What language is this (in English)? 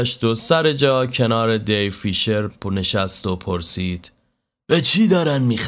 Persian